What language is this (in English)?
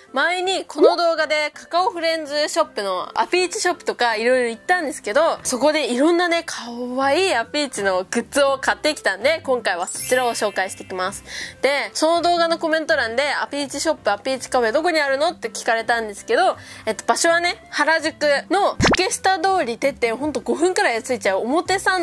Japanese